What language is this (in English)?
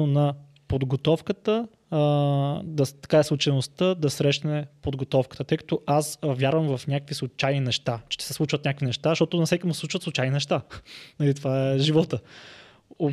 Bulgarian